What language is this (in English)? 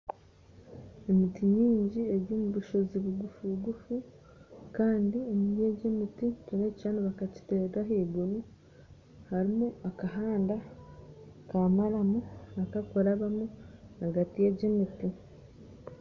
Nyankole